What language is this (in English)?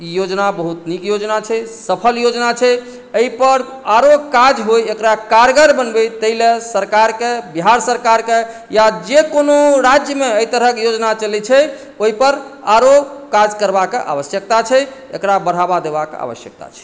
Maithili